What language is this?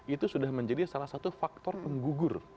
Indonesian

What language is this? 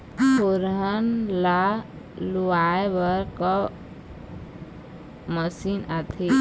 Chhattisgarhi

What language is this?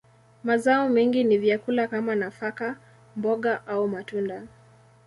Swahili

